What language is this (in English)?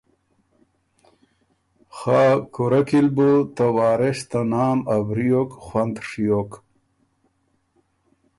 Ormuri